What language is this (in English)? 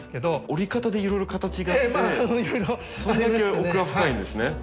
Japanese